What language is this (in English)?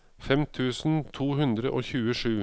Norwegian